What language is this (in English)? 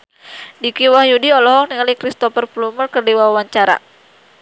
Sundanese